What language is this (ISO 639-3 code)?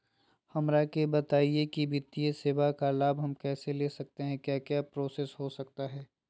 mag